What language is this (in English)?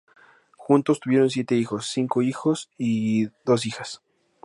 Spanish